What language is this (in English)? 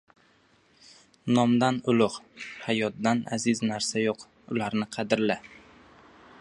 Uzbek